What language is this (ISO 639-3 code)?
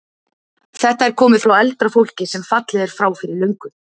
isl